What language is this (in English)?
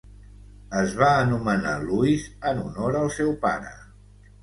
Catalan